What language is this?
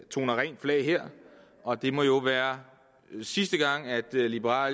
Danish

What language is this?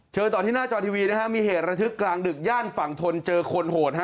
Thai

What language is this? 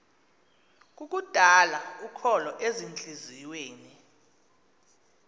Xhosa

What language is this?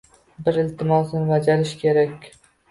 Uzbek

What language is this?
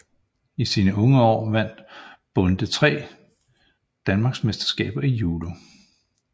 Danish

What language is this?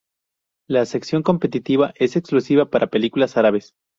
Spanish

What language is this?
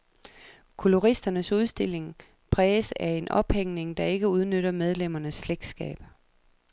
Danish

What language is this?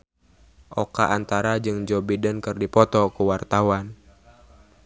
Sundanese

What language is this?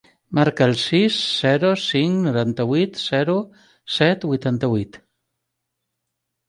Catalan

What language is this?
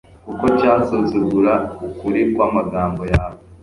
Kinyarwanda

